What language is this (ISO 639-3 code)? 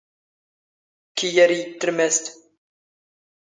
zgh